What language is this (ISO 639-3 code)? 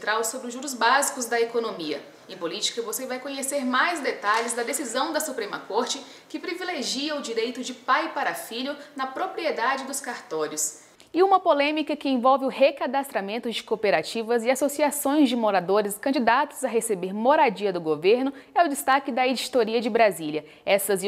por